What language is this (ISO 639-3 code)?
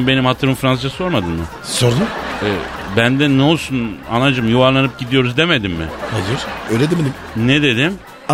tur